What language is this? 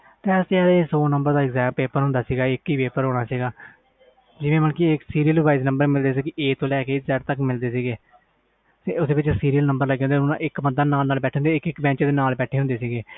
Punjabi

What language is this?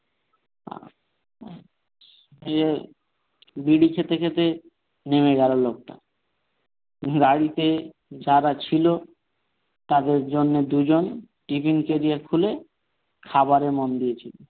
Bangla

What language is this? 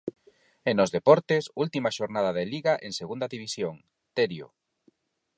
Galician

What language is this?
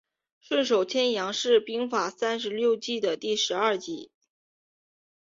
Chinese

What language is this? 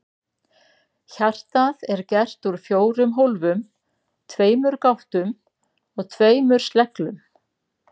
Icelandic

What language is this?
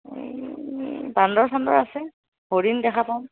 Assamese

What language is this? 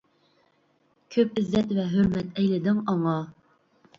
Uyghur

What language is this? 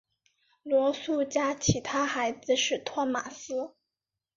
Chinese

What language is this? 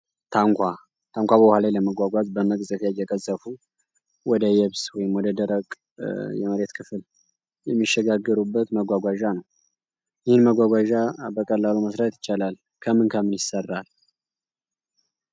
Amharic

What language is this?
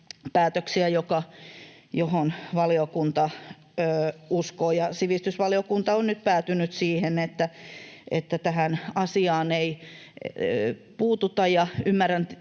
Finnish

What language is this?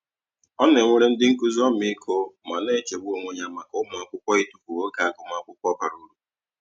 Igbo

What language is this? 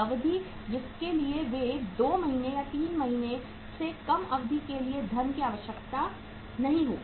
Hindi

